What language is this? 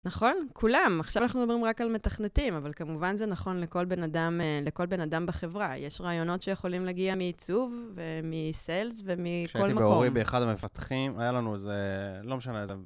Hebrew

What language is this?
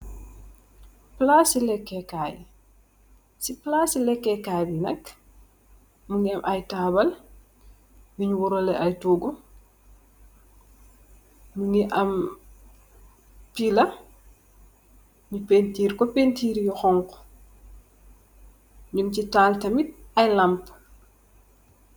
Wolof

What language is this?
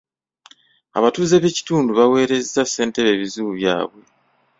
Ganda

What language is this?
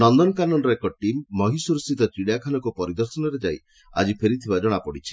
Odia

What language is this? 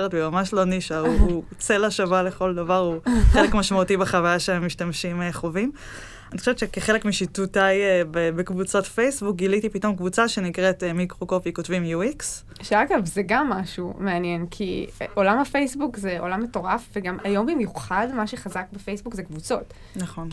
Hebrew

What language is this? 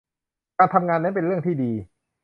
Thai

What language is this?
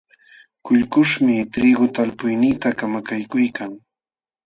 Jauja Wanca Quechua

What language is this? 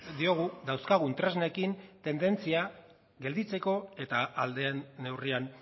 Basque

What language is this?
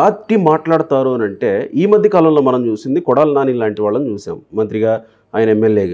Telugu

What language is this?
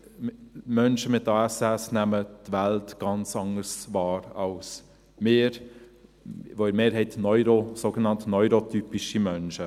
Swiss German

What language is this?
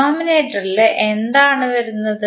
Malayalam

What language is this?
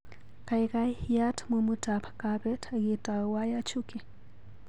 Kalenjin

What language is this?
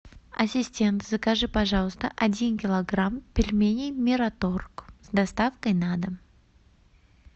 Russian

